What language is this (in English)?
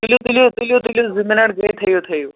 Kashmiri